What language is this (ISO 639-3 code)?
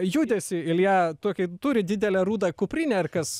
lit